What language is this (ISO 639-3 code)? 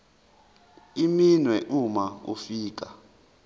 zul